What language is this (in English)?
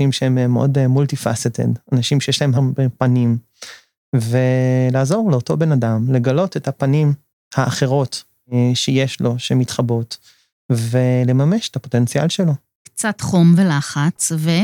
Hebrew